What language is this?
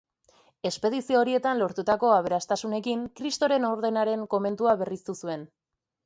Basque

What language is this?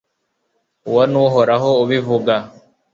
Kinyarwanda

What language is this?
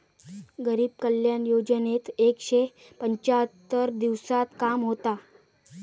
Marathi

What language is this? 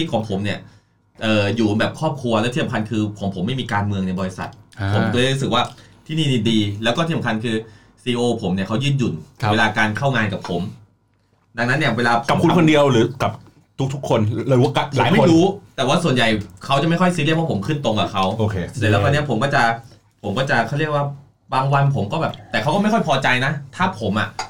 Thai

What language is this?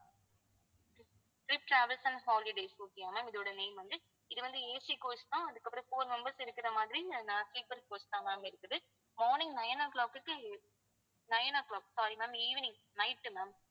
Tamil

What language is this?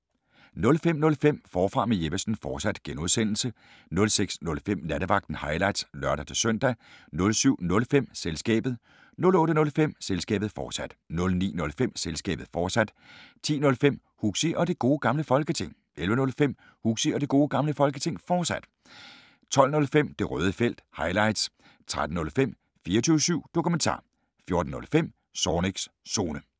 Danish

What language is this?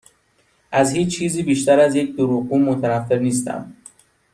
Persian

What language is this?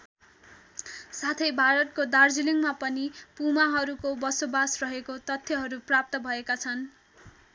Nepali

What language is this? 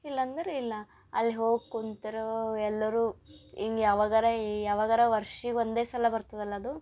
Kannada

